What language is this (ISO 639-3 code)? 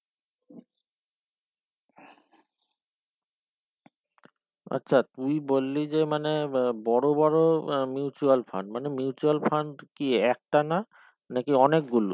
ben